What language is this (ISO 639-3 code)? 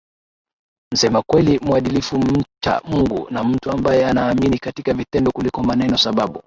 swa